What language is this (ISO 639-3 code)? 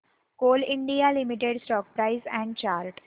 mar